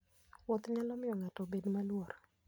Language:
Luo (Kenya and Tanzania)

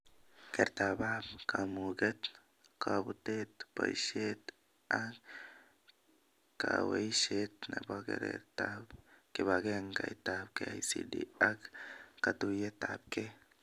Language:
Kalenjin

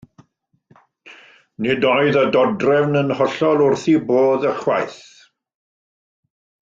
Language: Welsh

